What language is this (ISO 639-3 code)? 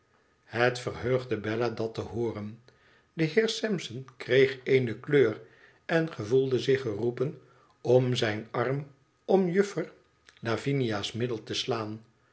nld